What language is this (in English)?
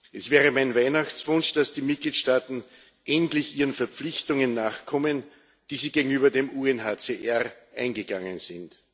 German